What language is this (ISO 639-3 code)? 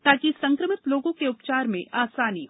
hin